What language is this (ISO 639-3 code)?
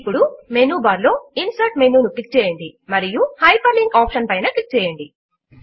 tel